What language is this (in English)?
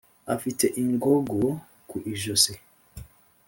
Kinyarwanda